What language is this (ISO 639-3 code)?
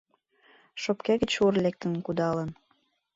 chm